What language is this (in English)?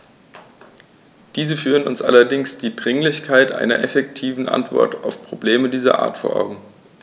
German